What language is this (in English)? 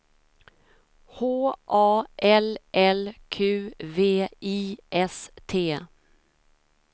Swedish